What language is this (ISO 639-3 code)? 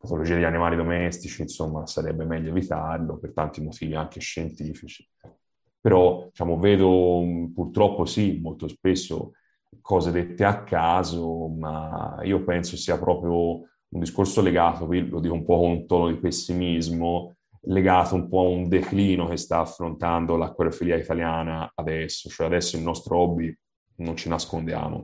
ita